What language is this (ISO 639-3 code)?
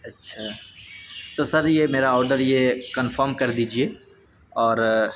urd